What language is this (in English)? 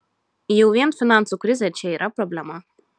Lithuanian